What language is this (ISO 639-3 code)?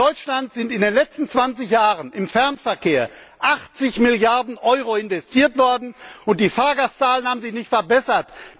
deu